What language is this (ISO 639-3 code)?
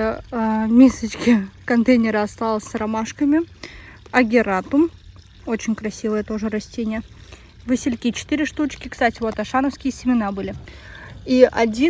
rus